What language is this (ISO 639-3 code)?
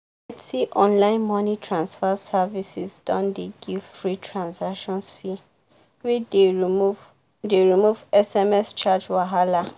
pcm